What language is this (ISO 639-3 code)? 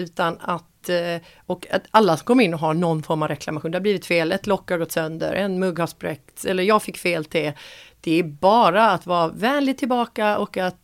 swe